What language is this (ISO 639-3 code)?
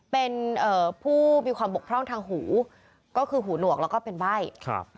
tha